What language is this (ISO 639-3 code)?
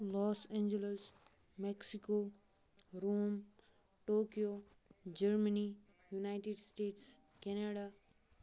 kas